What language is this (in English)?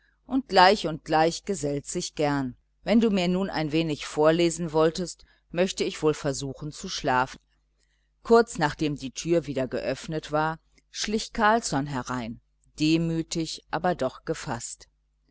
German